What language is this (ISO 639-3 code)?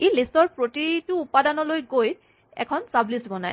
asm